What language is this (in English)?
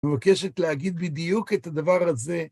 Hebrew